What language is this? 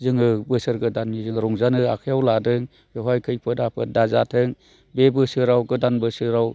Bodo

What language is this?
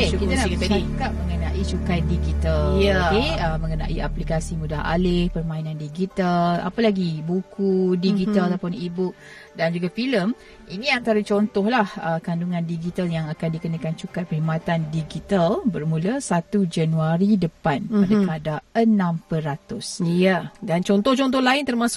Malay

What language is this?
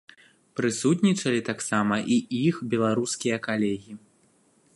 Belarusian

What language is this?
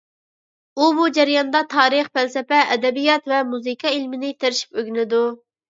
Uyghur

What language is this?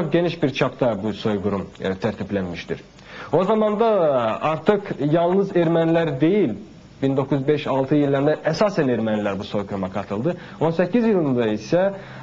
Turkish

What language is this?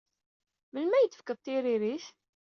Kabyle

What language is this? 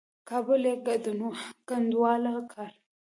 Pashto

